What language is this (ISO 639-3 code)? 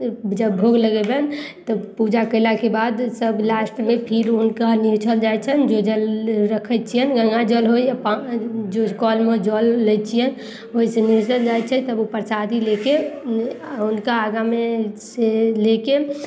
mai